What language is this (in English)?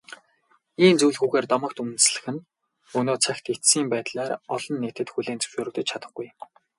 Mongolian